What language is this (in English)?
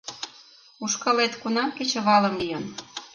Mari